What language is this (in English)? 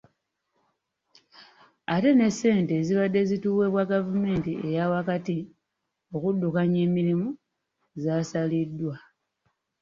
Ganda